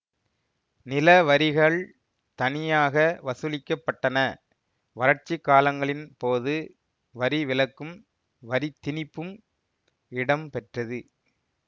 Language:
Tamil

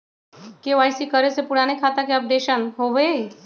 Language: Magahi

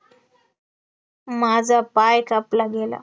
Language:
Marathi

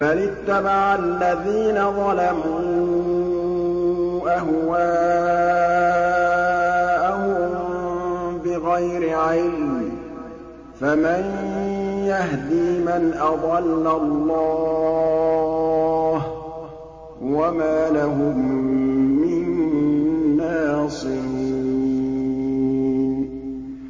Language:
Arabic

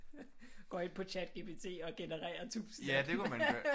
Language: Danish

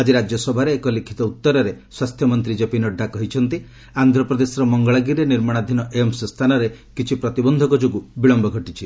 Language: Odia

